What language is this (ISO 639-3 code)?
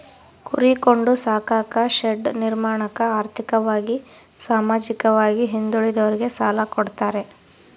kan